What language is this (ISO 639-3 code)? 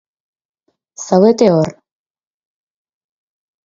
eus